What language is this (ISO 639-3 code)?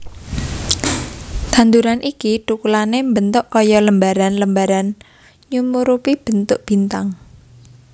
jav